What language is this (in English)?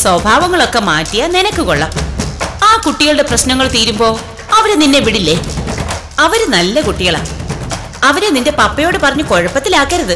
Malayalam